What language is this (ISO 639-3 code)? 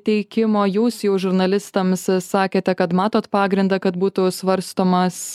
lit